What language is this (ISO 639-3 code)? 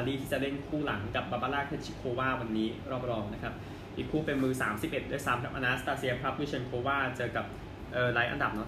tha